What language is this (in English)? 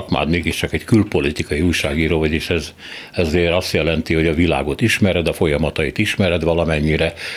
Hungarian